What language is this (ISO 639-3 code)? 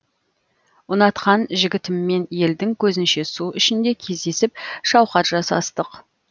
kaz